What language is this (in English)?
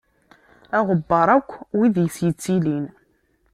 Kabyle